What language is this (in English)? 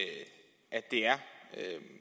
Danish